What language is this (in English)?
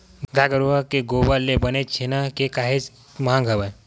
Chhattisgarhi